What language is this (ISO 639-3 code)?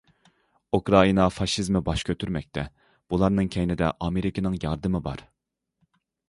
uig